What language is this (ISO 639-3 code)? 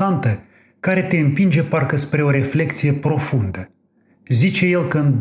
ron